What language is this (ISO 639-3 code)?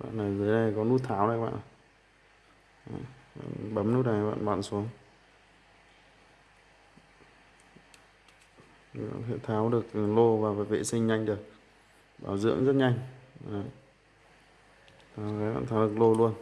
vie